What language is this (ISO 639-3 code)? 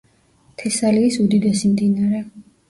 kat